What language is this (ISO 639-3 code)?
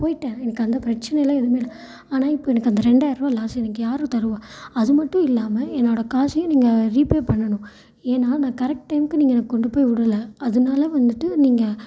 tam